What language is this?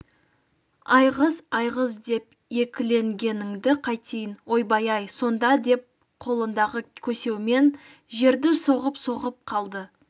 Kazakh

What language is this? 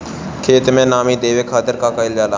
Bhojpuri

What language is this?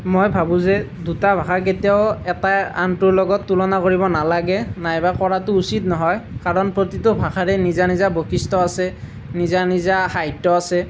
Assamese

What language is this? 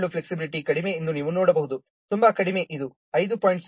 Kannada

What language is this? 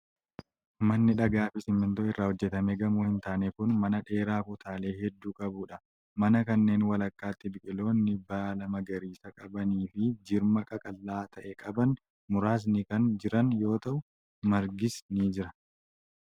Oromo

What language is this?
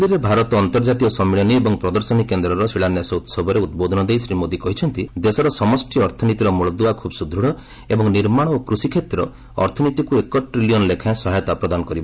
Odia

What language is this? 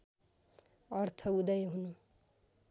Nepali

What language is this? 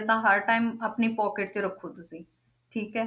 Punjabi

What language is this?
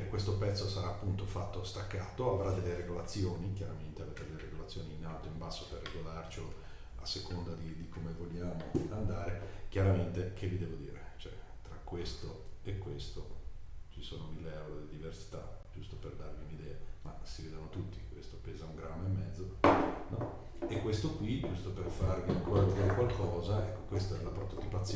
Italian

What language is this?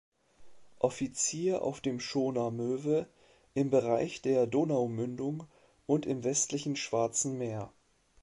German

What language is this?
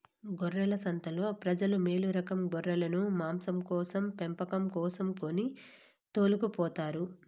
Telugu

